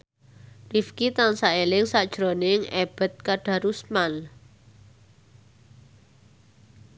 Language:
Javanese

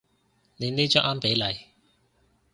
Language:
Cantonese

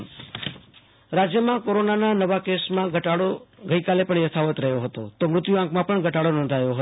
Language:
Gujarati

